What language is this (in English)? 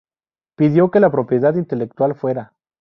Spanish